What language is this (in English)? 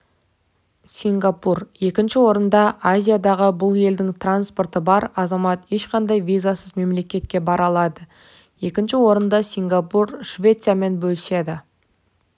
Kazakh